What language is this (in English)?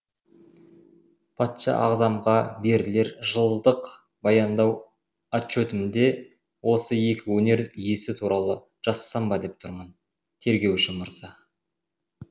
Kazakh